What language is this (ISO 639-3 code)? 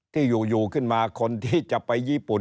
tha